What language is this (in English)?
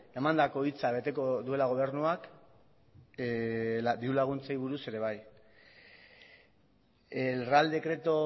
Basque